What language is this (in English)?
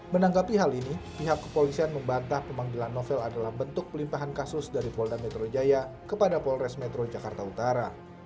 Indonesian